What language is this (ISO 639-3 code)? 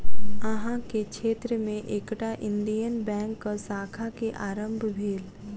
mai